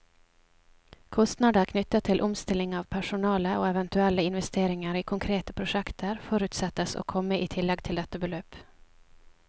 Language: Norwegian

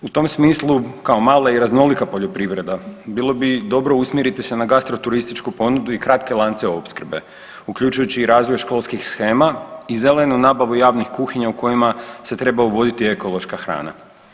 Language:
Croatian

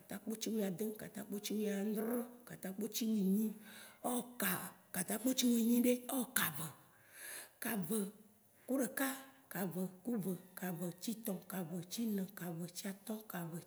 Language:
Waci Gbe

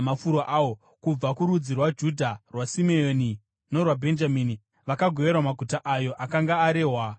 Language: Shona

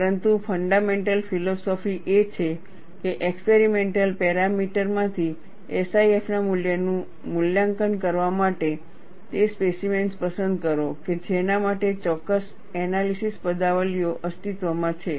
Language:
Gujarati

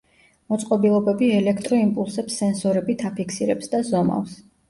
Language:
Georgian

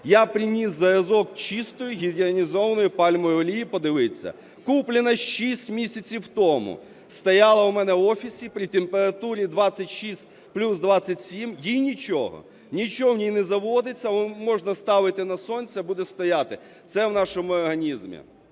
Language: Ukrainian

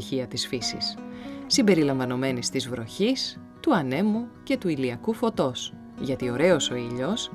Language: Greek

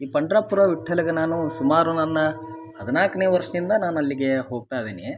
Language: Kannada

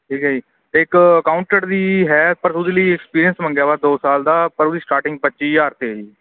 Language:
Punjabi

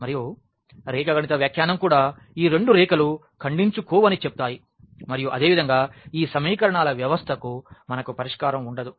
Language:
Telugu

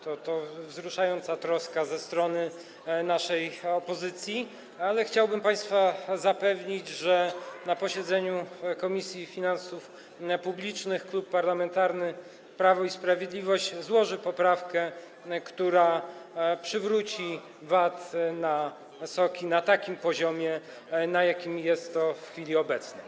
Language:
Polish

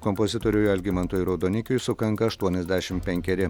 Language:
Lithuanian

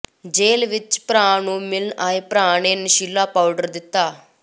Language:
Punjabi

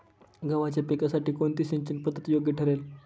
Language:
Marathi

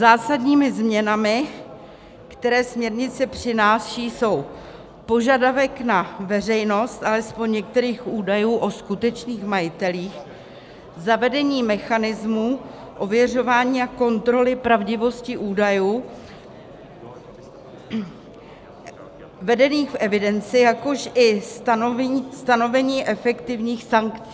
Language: Czech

